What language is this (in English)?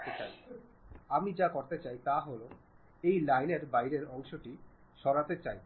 Bangla